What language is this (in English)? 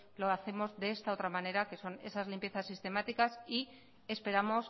Spanish